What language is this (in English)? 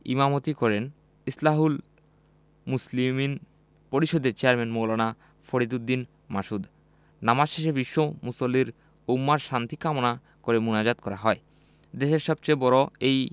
Bangla